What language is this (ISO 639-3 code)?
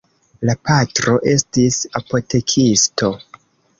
epo